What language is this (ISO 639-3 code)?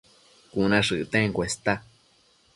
mcf